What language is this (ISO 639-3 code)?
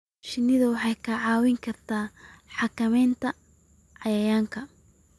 som